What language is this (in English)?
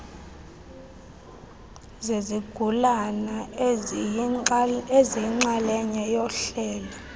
Xhosa